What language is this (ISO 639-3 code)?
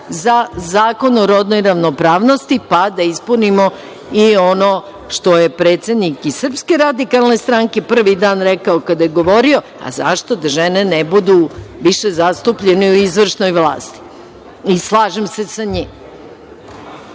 srp